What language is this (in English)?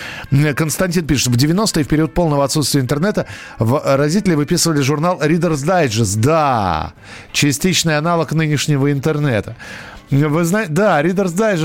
Russian